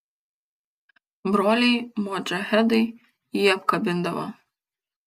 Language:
Lithuanian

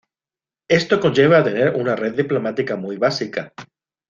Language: Spanish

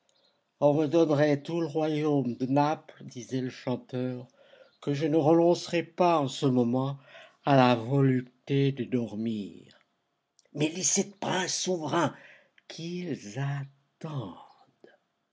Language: French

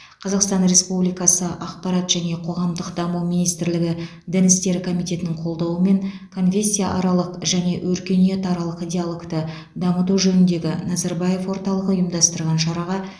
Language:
Kazakh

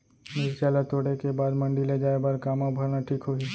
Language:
Chhattisgarhi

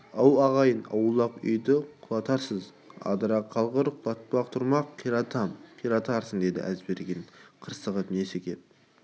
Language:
Kazakh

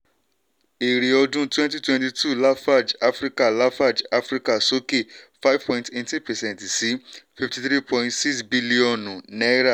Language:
Yoruba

